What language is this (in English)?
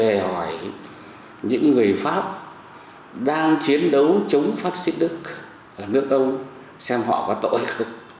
Vietnamese